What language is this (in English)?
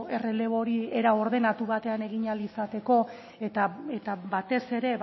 Basque